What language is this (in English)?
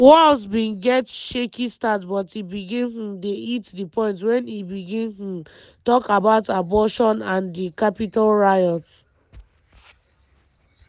Nigerian Pidgin